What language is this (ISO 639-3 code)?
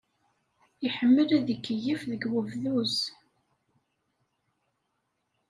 kab